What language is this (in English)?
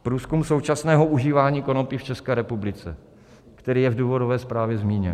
Czech